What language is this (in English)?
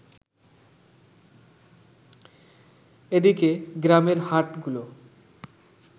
Bangla